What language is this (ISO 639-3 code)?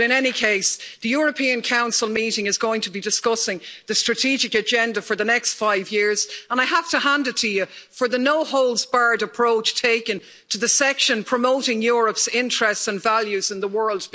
eng